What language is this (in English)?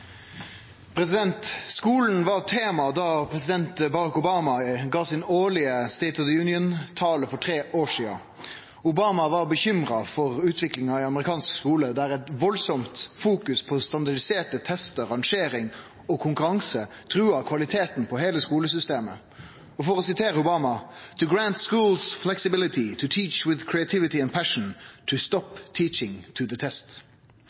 Norwegian Nynorsk